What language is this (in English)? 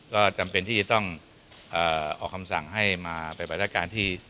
Thai